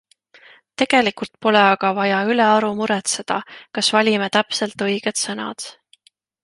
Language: Estonian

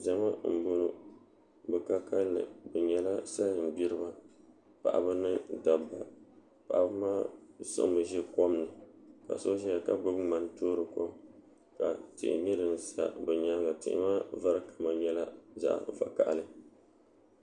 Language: Dagbani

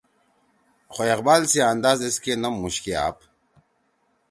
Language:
Torwali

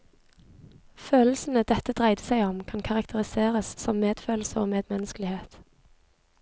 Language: Norwegian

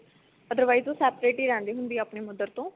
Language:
Punjabi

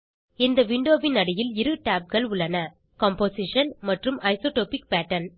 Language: Tamil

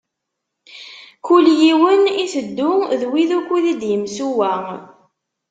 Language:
Kabyle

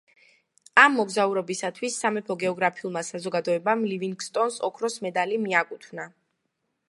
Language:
Georgian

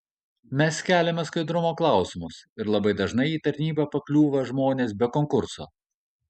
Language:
Lithuanian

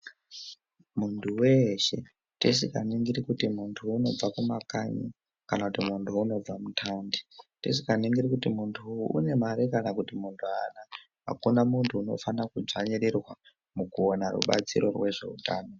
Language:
Ndau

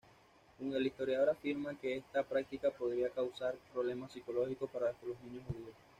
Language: Spanish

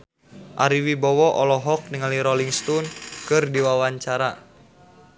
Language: Sundanese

